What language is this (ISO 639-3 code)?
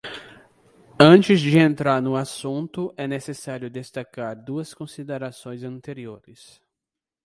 por